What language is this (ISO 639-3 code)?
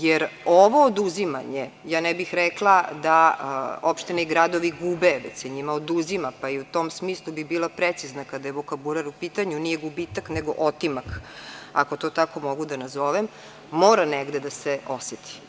srp